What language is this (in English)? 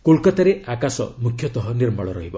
Odia